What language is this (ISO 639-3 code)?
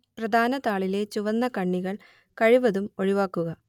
mal